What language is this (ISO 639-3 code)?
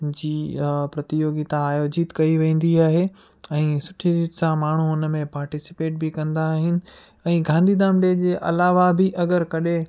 snd